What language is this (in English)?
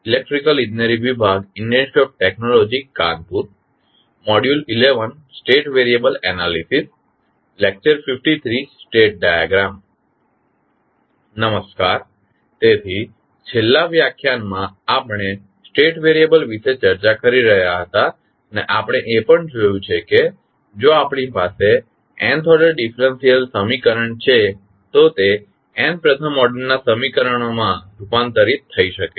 Gujarati